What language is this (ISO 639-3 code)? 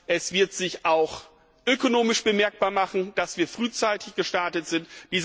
deu